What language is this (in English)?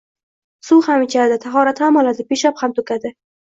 Uzbek